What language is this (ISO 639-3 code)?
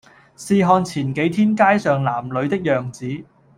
yue